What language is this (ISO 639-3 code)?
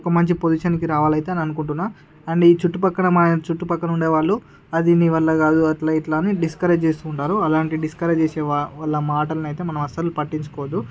tel